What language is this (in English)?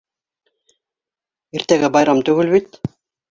Bashkir